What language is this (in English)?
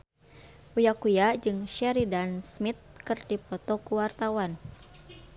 Sundanese